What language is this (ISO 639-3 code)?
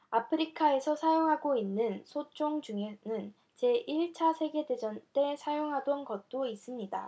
kor